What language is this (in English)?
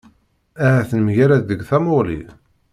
Kabyle